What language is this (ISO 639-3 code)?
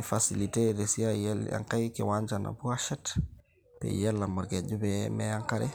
mas